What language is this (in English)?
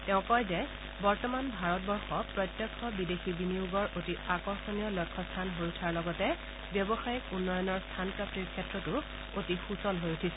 Assamese